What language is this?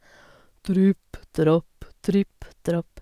Norwegian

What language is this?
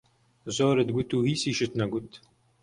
Central Kurdish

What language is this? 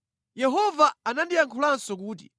Nyanja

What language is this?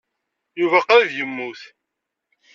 Kabyle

